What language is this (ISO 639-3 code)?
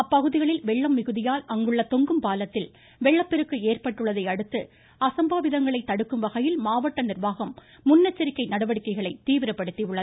tam